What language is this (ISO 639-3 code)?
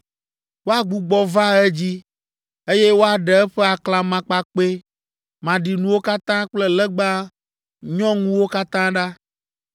ewe